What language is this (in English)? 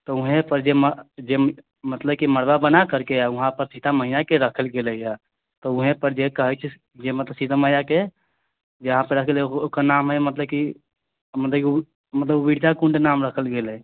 Maithili